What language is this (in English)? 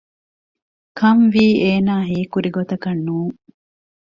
Divehi